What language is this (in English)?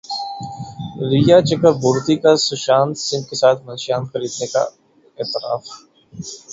Urdu